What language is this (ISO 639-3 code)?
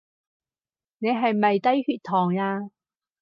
yue